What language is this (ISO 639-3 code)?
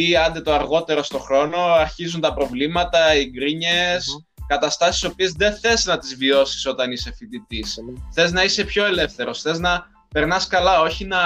ell